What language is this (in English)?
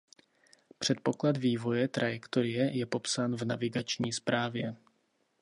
Czech